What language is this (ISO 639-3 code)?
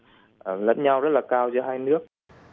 vie